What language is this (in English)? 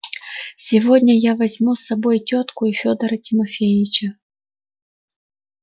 Russian